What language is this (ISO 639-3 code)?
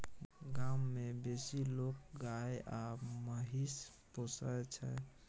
mai